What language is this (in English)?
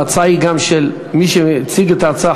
Hebrew